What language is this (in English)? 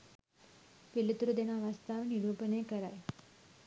Sinhala